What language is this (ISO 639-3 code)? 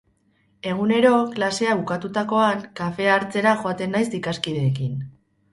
eus